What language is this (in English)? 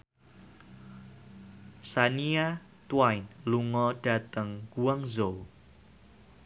Javanese